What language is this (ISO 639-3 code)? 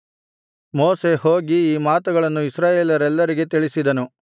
kan